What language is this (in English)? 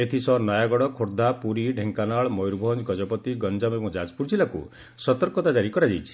Odia